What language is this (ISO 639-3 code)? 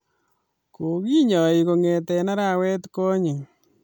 kln